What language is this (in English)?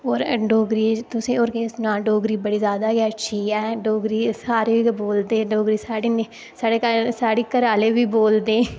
Dogri